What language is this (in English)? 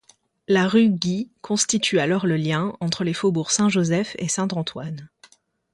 French